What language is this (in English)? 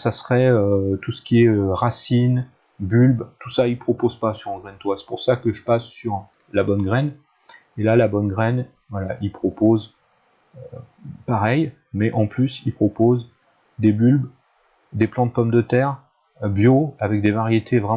French